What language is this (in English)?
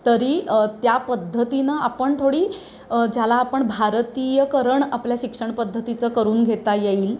Marathi